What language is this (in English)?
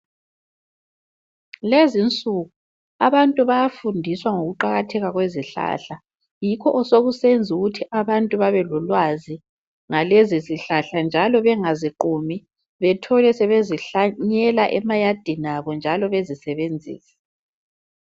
North Ndebele